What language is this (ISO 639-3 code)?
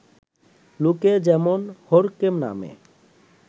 ben